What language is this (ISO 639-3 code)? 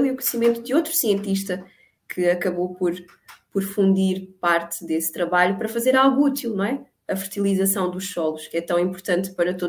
por